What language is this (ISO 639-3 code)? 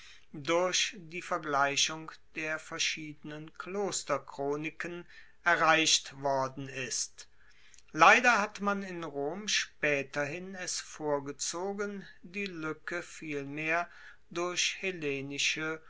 deu